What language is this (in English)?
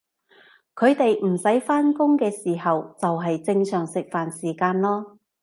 Cantonese